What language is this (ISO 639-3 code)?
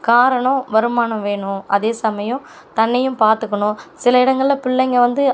tam